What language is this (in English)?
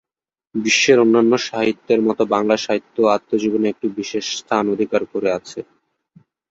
Bangla